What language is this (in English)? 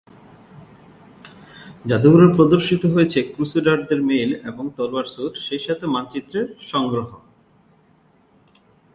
Bangla